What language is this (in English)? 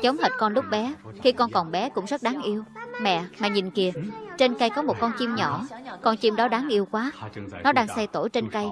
Vietnamese